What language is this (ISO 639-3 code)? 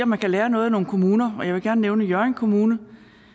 dan